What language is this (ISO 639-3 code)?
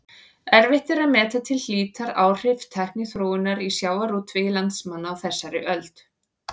isl